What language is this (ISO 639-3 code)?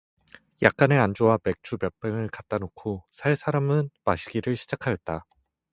kor